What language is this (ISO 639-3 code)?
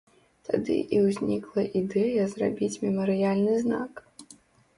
bel